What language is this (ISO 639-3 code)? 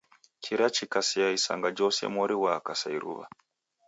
dav